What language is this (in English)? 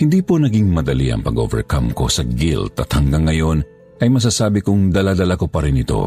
Filipino